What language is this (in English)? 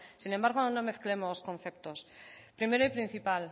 Spanish